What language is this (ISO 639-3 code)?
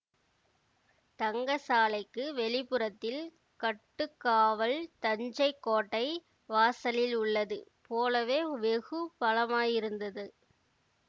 tam